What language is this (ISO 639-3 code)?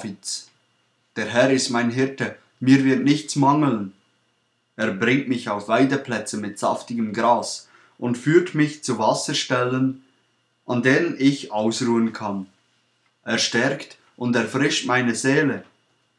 deu